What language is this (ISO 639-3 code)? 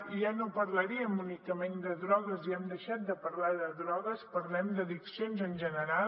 cat